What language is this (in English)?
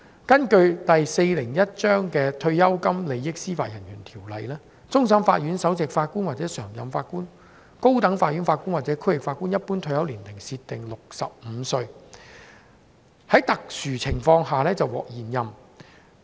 Cantonese